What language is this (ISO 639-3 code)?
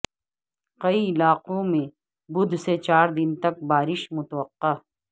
urd